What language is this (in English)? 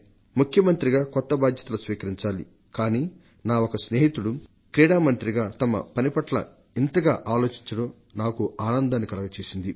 Telugu